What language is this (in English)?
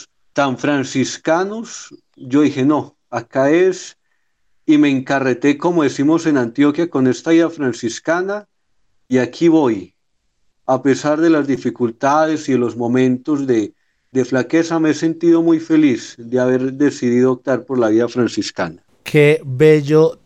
Spanish